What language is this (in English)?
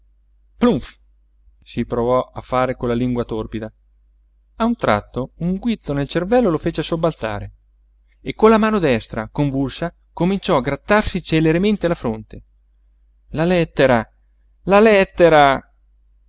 Italian